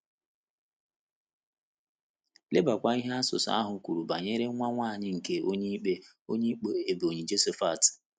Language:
Igbo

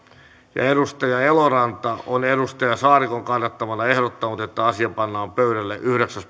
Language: Finnish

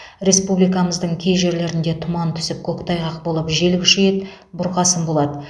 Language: Kazakh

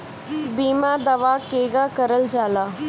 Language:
Bhojpuri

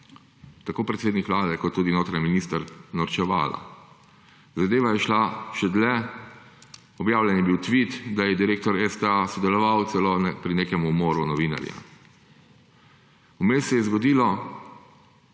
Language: Slovenian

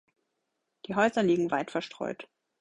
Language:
German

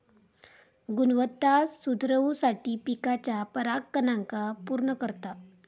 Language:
Marathi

